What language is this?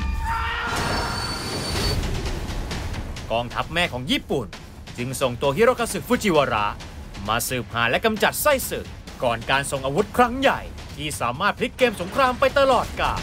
Thai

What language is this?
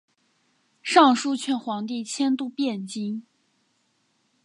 Chinese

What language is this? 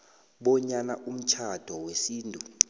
South Ndebele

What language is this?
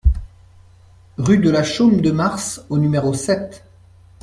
French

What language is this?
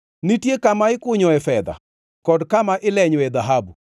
Luo (Kenya and Tanzania)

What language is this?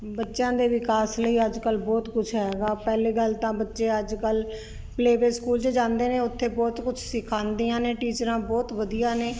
Punjabi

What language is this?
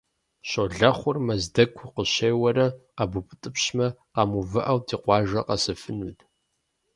Kabardian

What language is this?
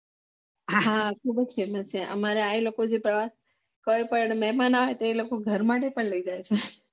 Gujarati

